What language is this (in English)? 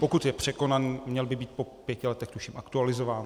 Czech